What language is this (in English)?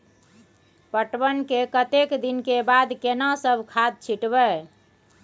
Maithili